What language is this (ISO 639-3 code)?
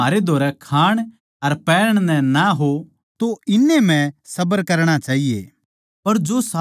bgc